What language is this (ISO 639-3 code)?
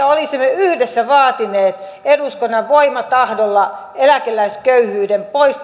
fin